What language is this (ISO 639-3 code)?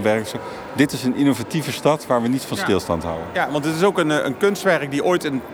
nld